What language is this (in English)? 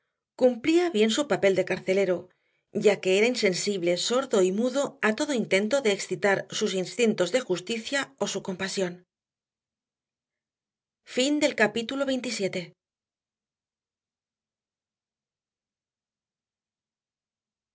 Spanish